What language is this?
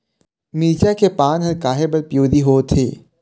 Chhattisgarhi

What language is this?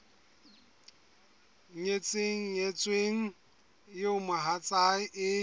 Southern Sotho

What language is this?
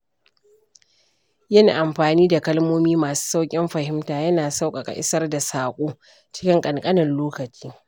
Hausa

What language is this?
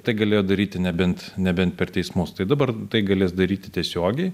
Lithuanian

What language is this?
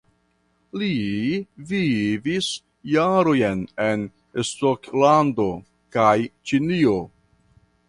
Esperanto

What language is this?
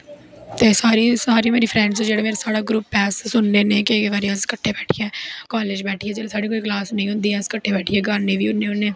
Dogri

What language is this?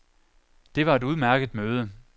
Danish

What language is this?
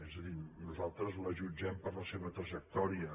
Catalan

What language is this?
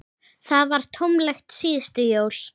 Icelandic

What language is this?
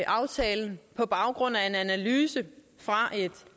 Danish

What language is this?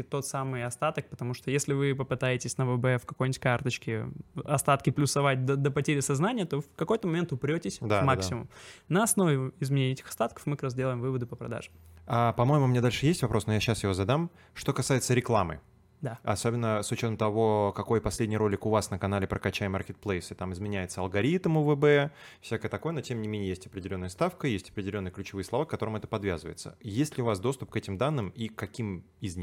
Russian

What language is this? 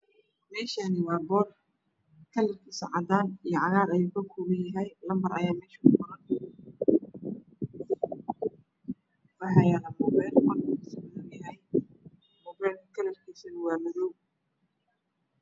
Somali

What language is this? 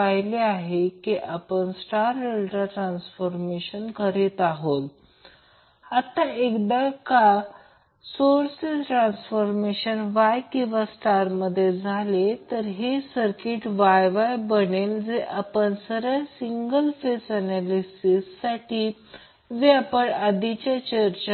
Marathi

